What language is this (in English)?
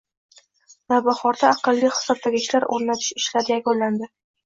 Uzbek